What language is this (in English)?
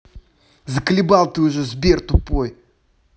Russian